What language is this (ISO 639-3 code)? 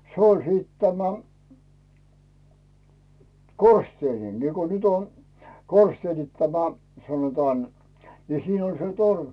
fin